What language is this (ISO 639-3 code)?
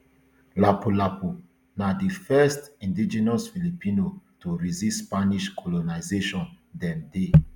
pcm